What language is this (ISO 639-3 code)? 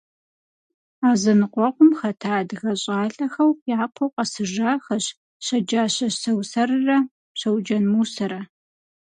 kbd